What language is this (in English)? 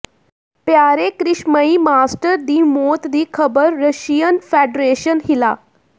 Punjabi